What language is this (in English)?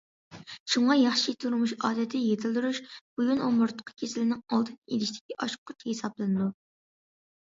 Uyghur